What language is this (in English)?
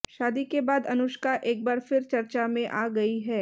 Hindi